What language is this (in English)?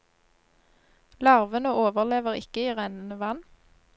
Norwegian